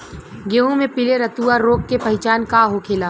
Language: Bhojpuri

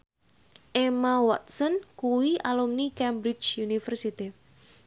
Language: Javanese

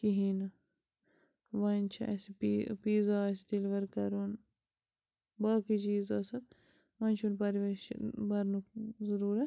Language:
Kashmiri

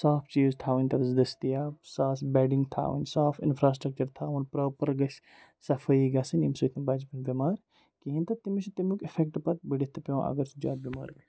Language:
Kashmiri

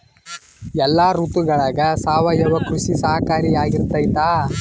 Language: Kannada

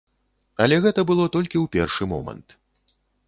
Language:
Belarusian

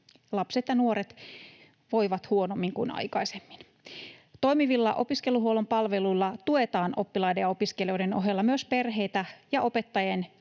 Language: Finnish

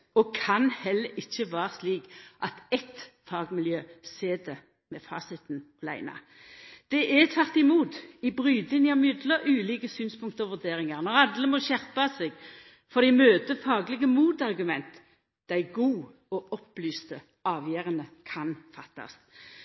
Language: Norwegian Nynorsk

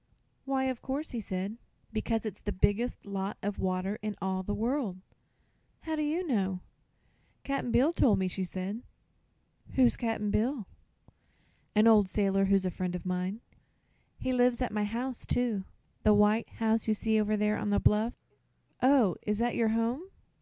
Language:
English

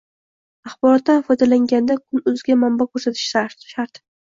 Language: Uzbek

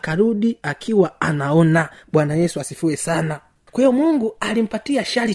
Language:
Swahili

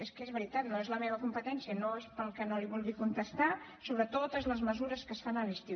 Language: Catalan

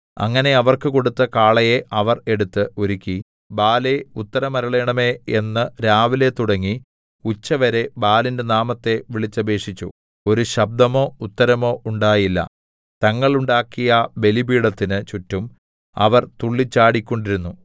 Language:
Malayalam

